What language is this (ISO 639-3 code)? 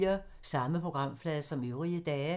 dan